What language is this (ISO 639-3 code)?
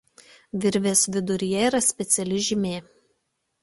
lit